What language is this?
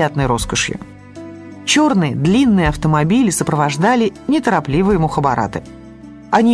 Russian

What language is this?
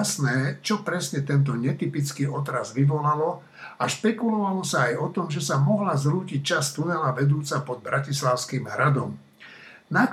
Slovak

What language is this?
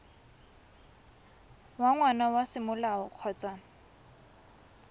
Tswana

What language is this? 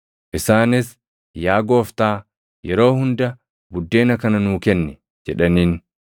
Oromo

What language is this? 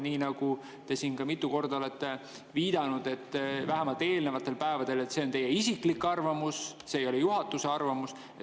Estonian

